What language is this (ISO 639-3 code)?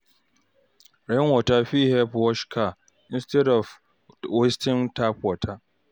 pcm